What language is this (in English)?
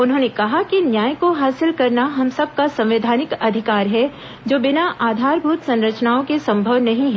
Hindi